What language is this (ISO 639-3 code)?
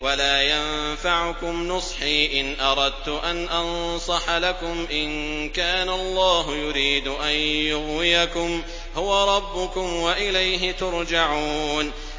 ara